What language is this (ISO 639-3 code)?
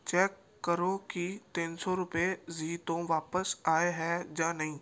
pan